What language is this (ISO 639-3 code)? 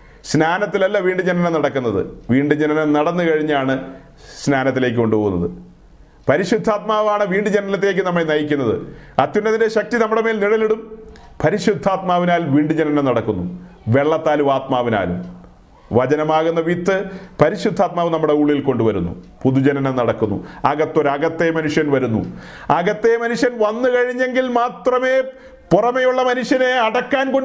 mal